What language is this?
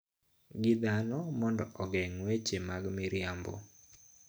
Luo (Kenya and Tanzania)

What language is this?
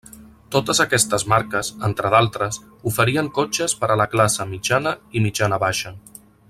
Catalan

